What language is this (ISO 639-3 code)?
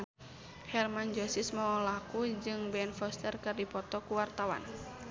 sun